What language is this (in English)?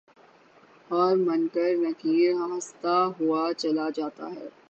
Urdu